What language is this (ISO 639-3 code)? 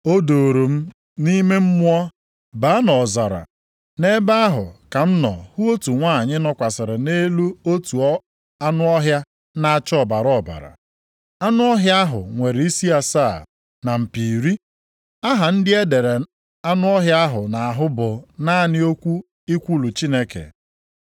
ibo